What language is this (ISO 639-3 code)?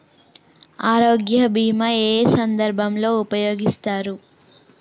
tel